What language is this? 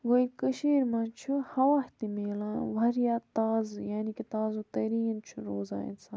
Kashmiri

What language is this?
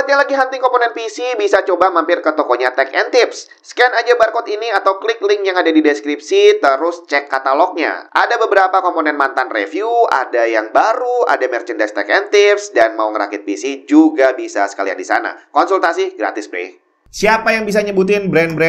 Indonesian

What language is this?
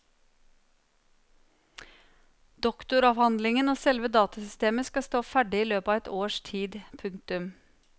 Norwegian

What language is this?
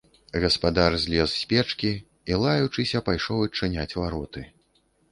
Belarusian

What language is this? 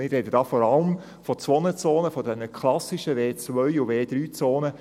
Swiss German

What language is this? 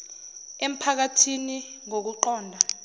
Zulu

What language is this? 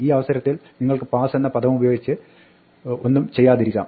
Malayalam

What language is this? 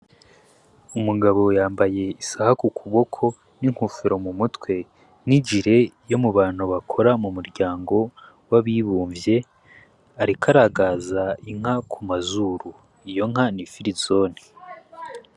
Rundi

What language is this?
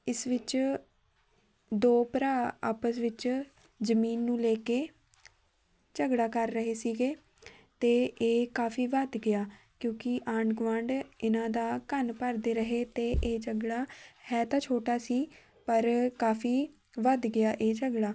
Punjabi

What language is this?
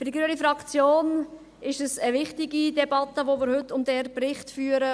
Swiss German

